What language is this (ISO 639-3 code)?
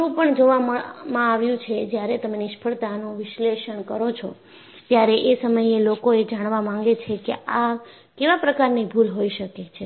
guj